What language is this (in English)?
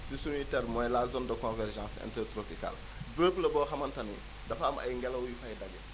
Wolof